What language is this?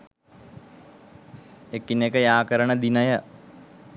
Sinhala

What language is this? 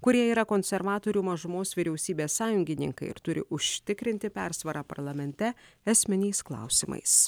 Lithuanian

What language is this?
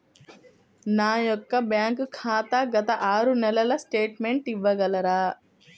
Telugu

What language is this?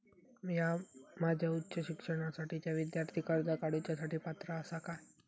Marathi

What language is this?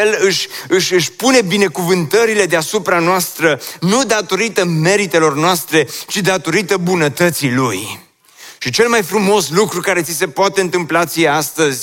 Romanian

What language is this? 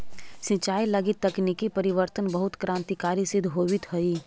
Magahi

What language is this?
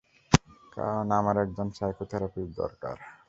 Bangla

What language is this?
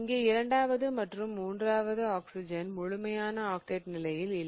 Tamil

